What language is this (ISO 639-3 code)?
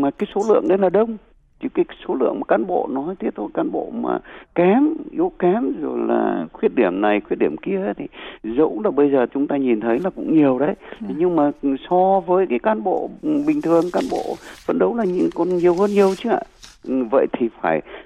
vie